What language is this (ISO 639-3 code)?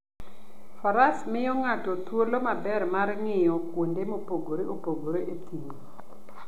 luo